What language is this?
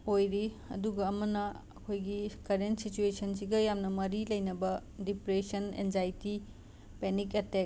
Manipuri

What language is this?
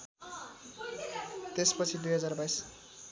Nepali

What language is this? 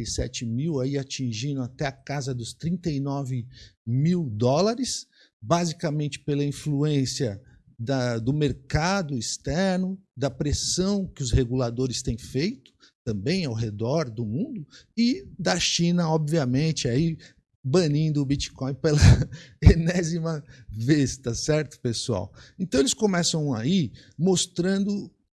Portuguese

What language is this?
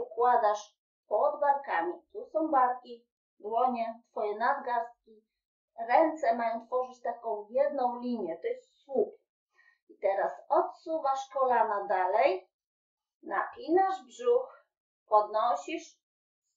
Polish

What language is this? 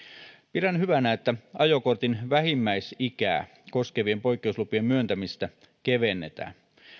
Finnish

